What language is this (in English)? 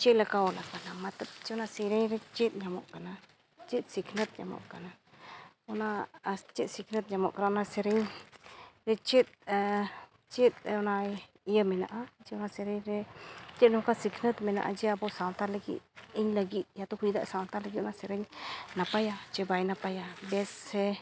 Santali